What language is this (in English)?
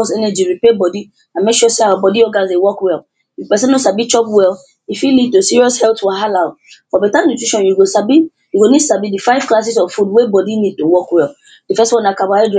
Nigerian Pidgin